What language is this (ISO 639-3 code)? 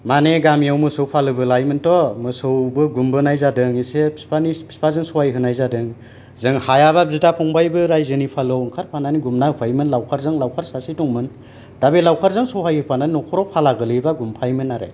brx